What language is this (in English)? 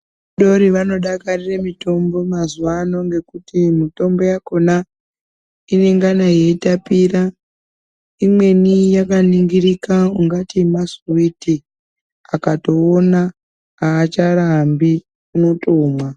Ndau